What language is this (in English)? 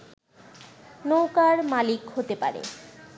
Bangla